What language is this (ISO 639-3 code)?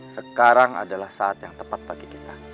ind